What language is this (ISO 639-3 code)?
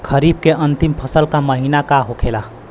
bho